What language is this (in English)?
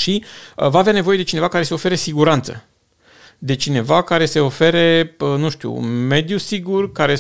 Romanian